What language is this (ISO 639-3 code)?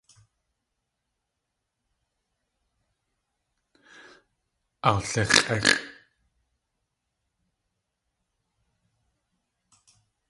tli